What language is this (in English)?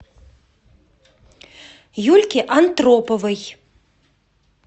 Russian